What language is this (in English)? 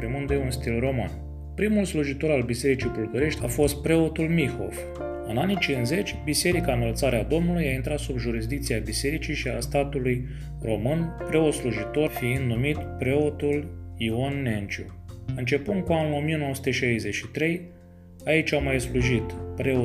Romanian